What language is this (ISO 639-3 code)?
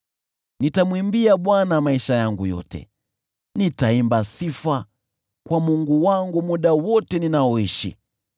swa